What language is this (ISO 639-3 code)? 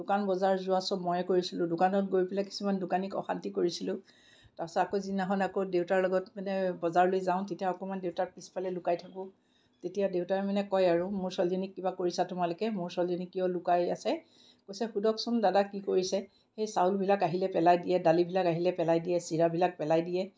asm